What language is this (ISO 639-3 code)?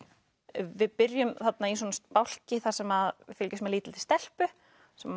isl